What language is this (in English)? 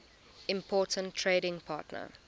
English